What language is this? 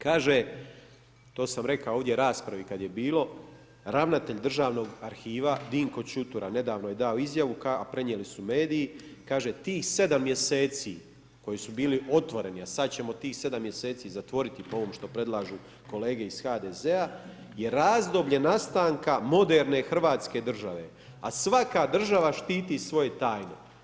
Croatian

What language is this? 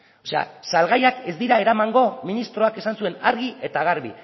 Basque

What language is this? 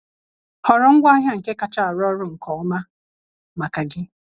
Igbo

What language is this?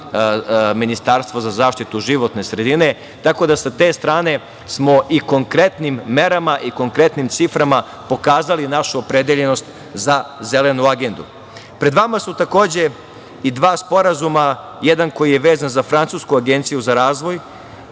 Serbian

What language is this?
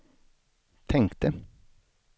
Swedish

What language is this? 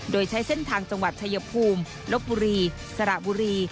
Thai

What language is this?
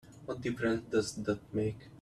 English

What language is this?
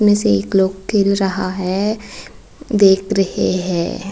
Hindi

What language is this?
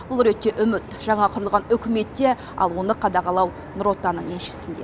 Kazakh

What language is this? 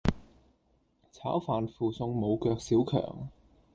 Cantonese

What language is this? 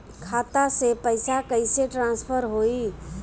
Bhojpuri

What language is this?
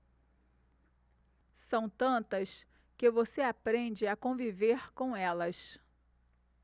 Portuguese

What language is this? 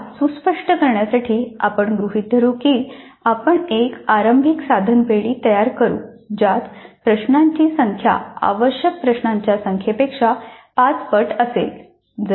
Marathi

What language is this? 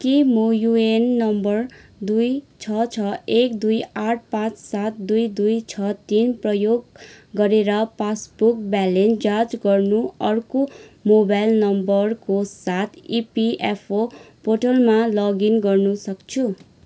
Nepali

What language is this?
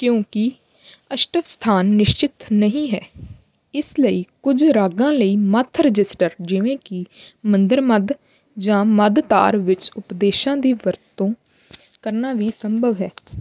Punjabi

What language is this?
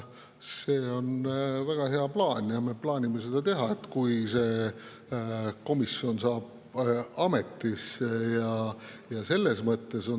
Estonian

